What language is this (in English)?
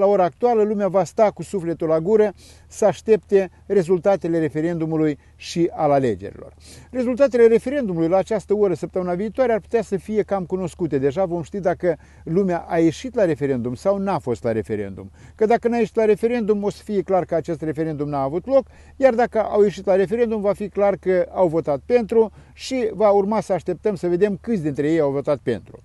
Romanian